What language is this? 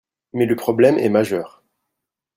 French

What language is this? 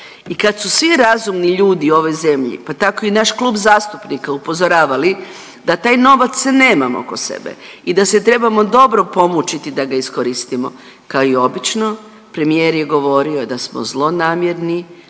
Croatian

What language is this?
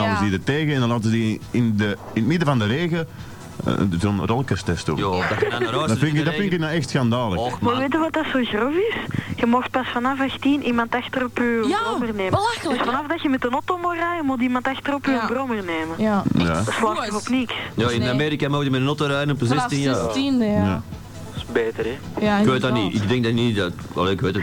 Dutch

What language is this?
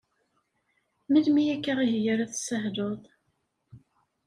Kabyle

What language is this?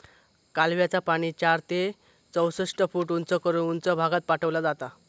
Marathi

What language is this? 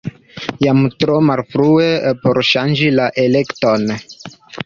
Esperanto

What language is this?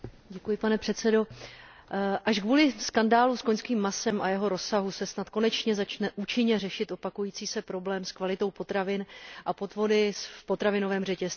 Czech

